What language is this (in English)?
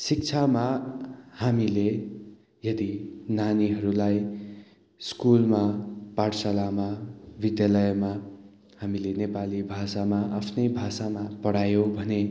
Nepali